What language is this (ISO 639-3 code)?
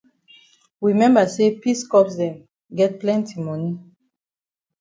wes